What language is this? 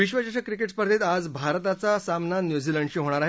Marathi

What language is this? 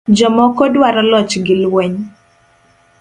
Luo (Kenya and Tanzania)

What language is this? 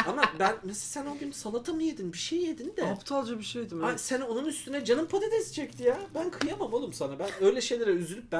Turkish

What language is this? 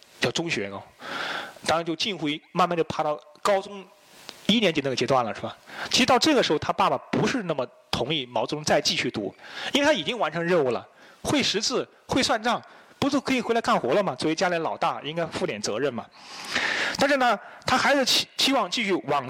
Chinese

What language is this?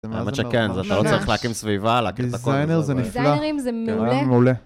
Hebrew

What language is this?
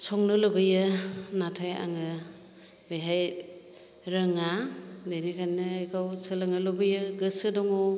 Bodo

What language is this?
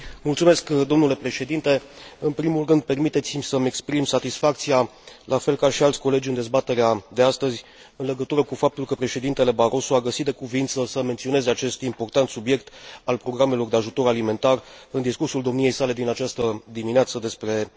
Romanian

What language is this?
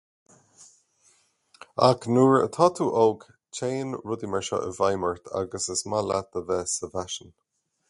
Irish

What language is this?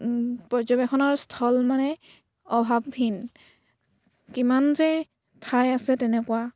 Assamese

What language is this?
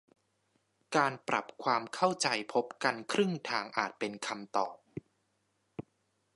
Thai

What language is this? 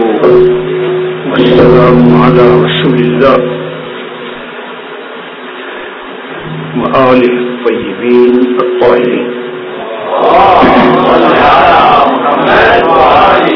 Arabic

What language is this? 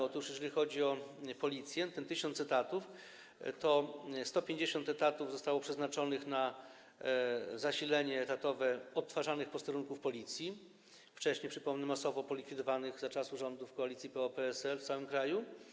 Polish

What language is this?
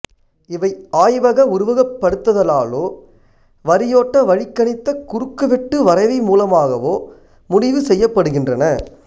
Tamil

